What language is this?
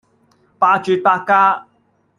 Cantonese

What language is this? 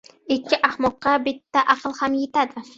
Uzbek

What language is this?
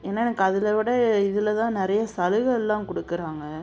Tamil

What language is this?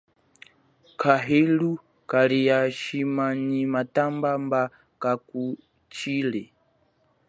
Chokwe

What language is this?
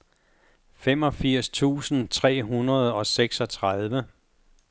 Danish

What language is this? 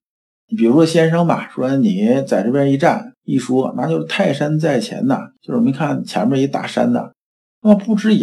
Chinese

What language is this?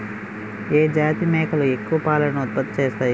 Telugu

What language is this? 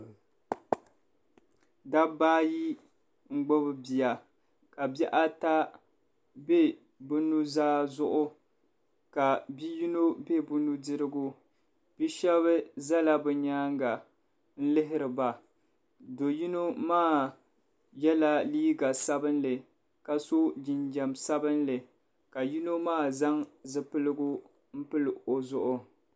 Dagbani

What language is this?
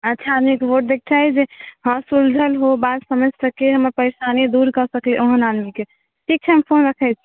Maithili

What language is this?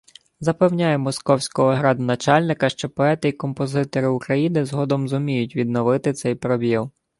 Ukrainian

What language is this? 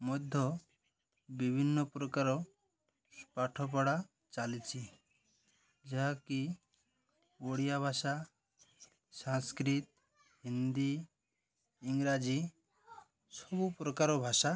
Odia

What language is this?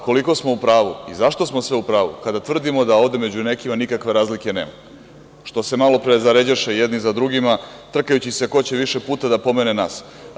Serbian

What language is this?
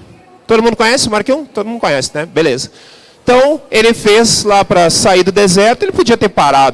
Portuguese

